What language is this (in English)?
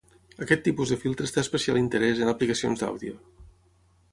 Catalan